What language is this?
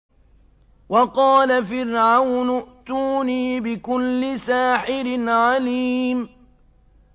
Arabic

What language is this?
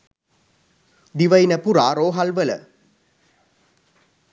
Sinhala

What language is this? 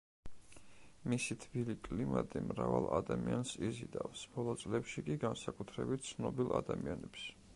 Georgian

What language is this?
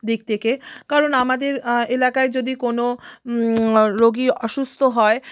Bangla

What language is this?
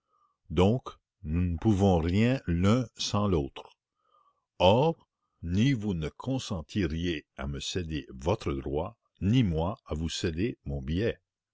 French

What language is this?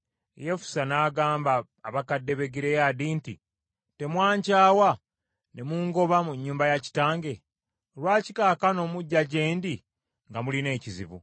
Ganda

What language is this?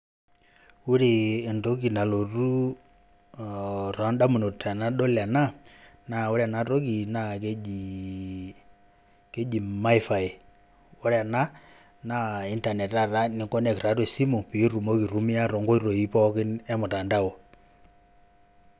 Masai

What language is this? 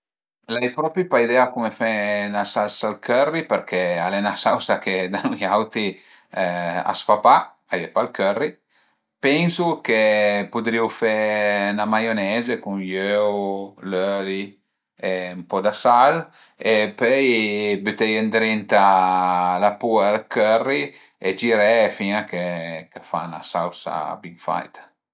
Piedmontese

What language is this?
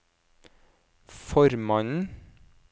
Norwegian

